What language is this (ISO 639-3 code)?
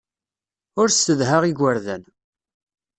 kab